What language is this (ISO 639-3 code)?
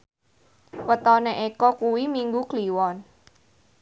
jav